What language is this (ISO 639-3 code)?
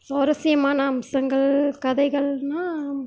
tam